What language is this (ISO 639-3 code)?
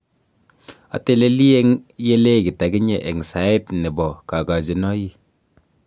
kln